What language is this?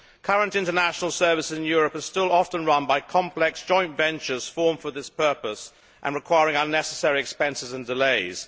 English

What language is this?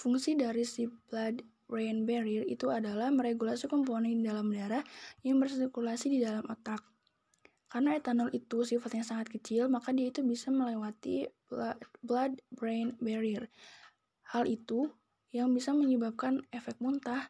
Indonesian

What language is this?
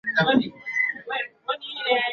Swahili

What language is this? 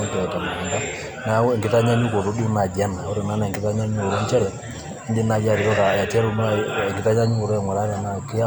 Masai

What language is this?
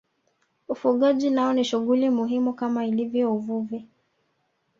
Swahili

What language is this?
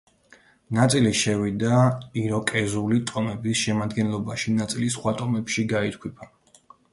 Georgian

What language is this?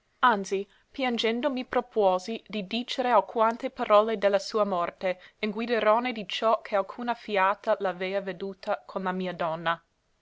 Italian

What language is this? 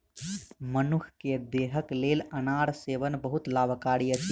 Maithili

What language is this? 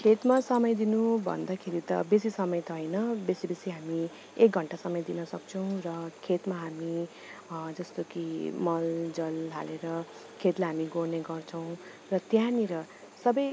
Nepali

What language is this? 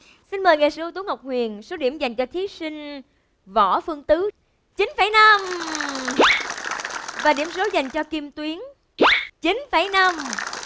Vietnamese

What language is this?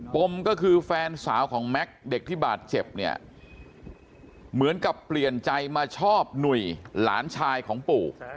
Thai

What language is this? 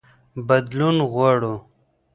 Pashto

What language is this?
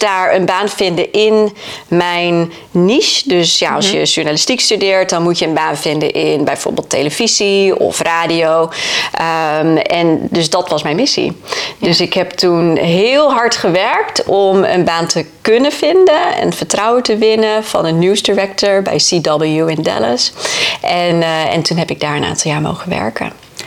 Dutch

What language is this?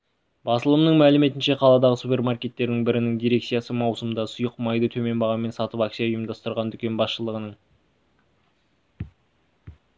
Kazakh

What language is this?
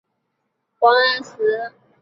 Chinese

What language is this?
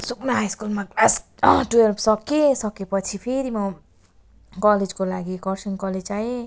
Nepali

